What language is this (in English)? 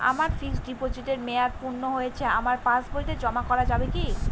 Bangla